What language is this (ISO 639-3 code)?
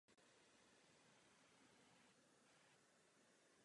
ces